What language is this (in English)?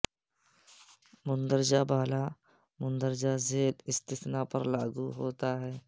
Urdu